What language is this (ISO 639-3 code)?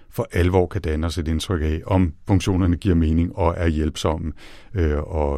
dan